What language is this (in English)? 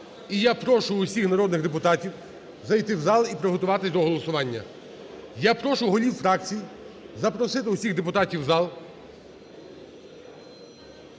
Ukrainian